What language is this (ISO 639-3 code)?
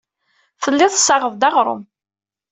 kab